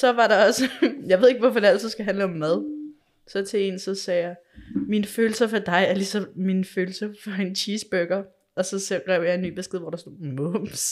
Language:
Danish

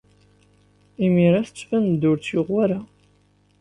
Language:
Kabyle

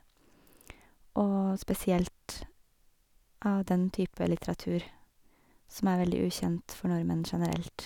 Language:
Norwegian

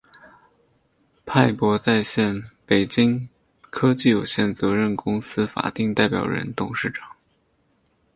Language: Chinese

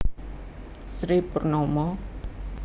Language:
Javanese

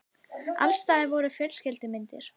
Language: Icelandic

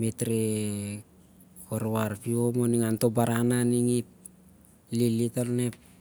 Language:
Siar-Lak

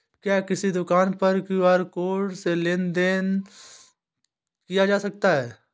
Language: Hindi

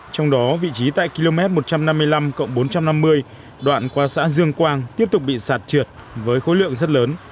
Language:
Vietnamese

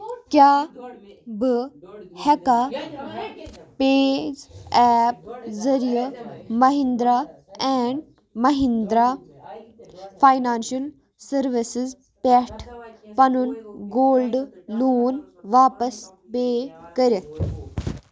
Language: Kashmiri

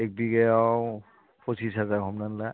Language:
Bodo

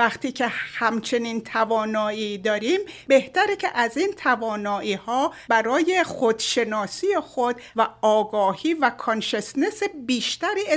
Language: Persian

